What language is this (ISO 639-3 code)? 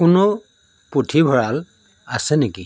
asm